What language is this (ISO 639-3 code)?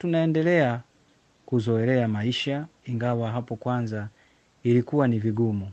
swa